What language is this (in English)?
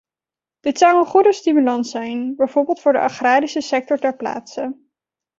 Dutch